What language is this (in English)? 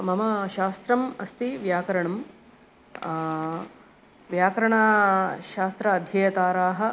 Sanskrit